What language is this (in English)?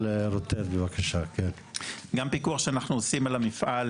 Hebrew